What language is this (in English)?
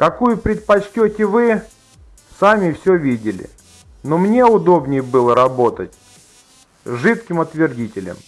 Russian